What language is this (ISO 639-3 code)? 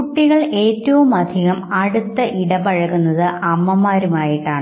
mal